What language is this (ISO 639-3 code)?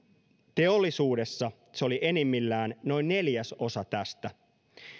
fin